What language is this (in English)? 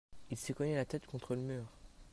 French